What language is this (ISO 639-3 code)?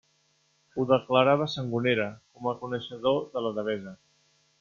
cat